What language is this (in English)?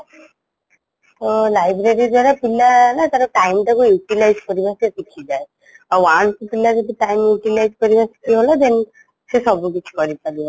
Odia